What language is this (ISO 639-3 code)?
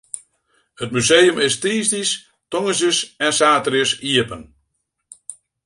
fry